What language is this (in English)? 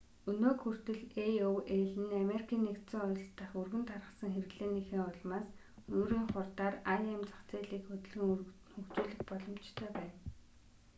Mongolian